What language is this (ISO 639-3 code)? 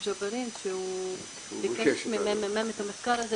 heb